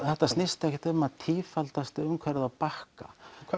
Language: Icelandic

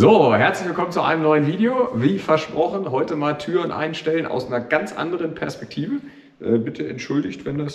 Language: German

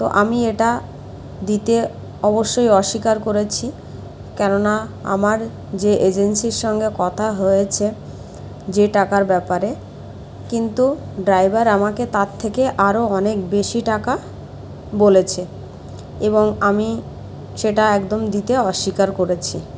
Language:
Bangla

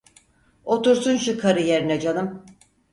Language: Turkish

